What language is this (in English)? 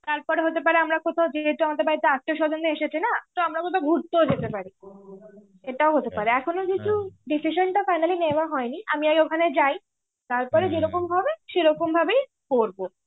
Bangla